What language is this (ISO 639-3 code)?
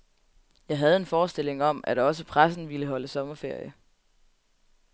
dan